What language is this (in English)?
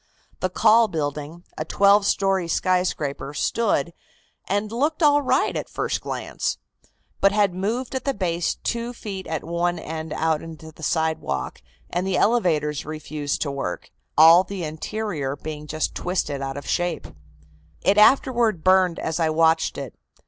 English